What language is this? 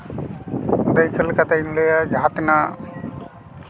Santali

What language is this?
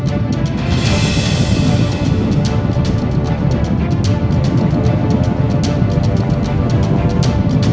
Indonesian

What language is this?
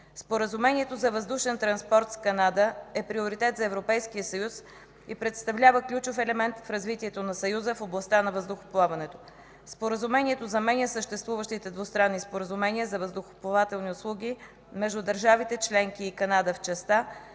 Bulgarian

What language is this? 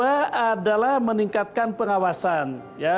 Indonesian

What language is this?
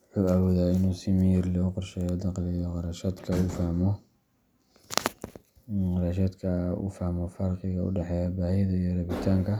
Somali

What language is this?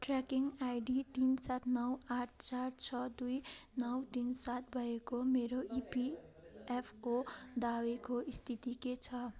Nepali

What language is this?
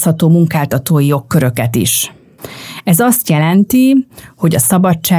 Hungarian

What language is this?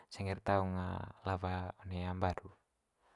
Manggarai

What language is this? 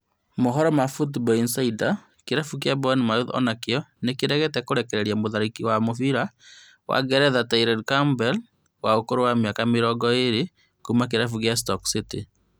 Kikuyu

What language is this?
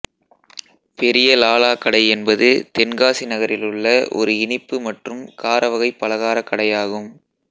Tamil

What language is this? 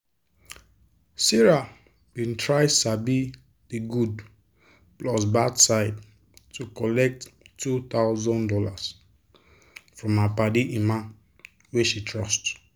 Nigerian Pidgin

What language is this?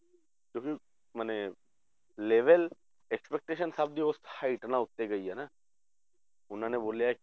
Punjabi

